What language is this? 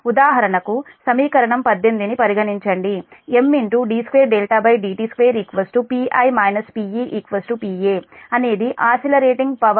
Telugu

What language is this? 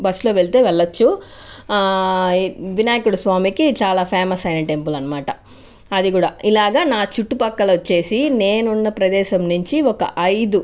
Telugu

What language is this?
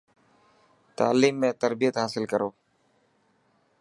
Dhatki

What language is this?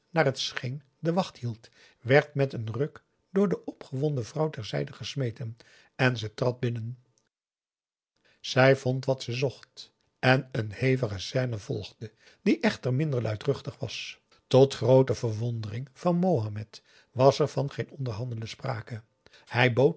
Dutch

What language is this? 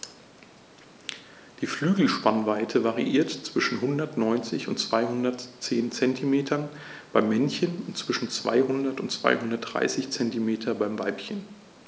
German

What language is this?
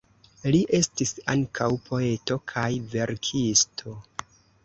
Esperanto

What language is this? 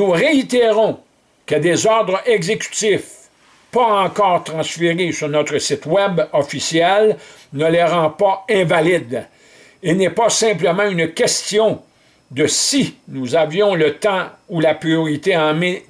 French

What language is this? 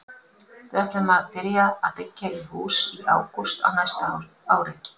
Icelandic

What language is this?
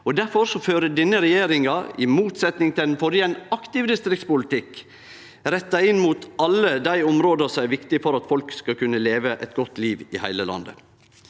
Norwegian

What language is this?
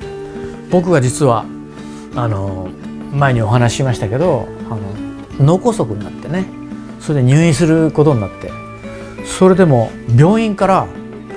Japanese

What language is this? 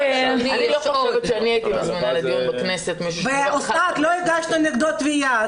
Hebrew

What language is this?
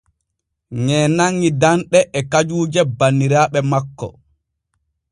Borgu Fulfulde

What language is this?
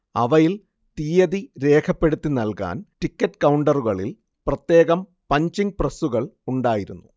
Malayalam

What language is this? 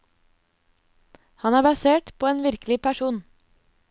Norwegian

